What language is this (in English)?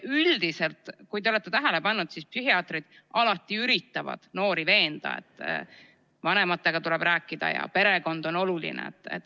Estonian